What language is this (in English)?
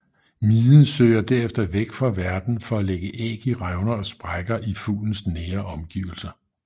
Danish